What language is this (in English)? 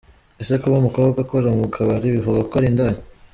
Kinyarwanda